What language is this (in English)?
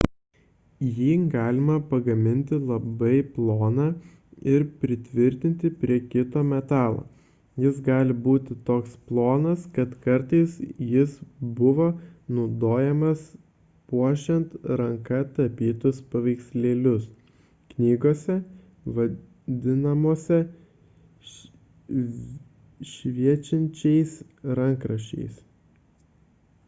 Lithuanian